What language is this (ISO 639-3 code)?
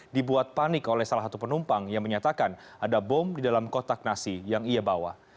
ind